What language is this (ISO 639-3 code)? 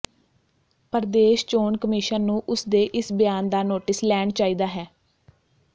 pan